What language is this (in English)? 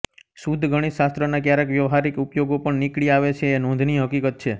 Gujarati